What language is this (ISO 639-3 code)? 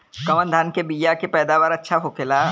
bho